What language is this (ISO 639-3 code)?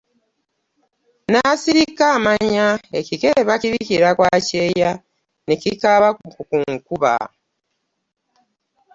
lug